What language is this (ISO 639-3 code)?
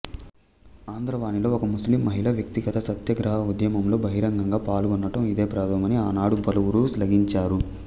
tel